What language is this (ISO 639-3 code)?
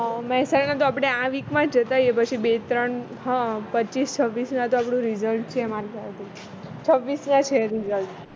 guj